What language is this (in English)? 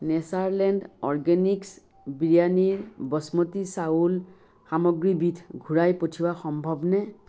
Assamese